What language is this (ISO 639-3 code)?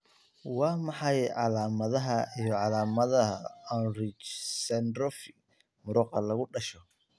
som